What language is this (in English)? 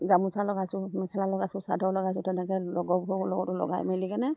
Assamese